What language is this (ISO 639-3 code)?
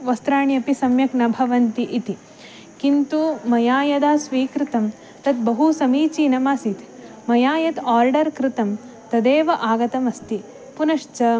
san